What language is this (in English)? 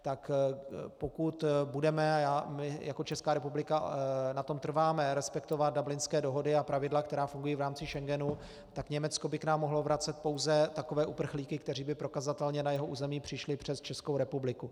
Czech